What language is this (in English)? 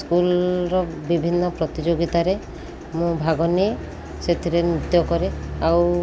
Odia